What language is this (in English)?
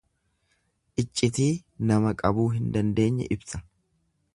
Oromo